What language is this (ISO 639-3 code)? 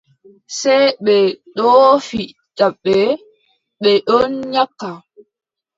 fub